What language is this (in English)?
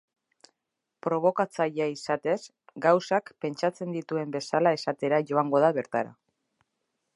Basque